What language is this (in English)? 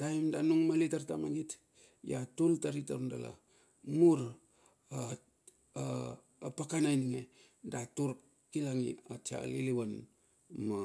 Bilur